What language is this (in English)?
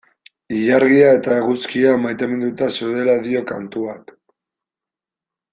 Basque